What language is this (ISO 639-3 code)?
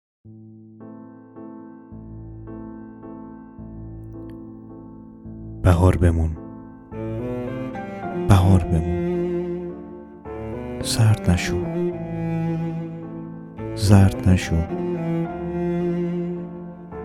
fas